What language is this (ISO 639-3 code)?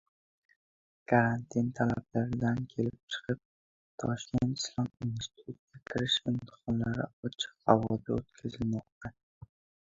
uzb